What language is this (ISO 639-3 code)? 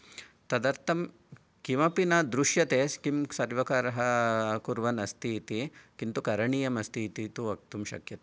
san